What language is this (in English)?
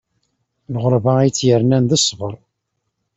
Kabyle